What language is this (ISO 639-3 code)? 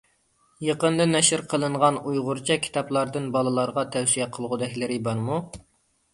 uig